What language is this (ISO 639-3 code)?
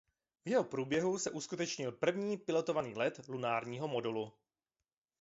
ces